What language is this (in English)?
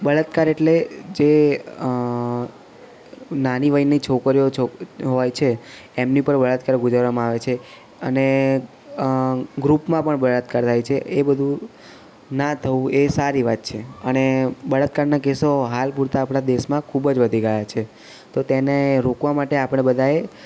Gujarati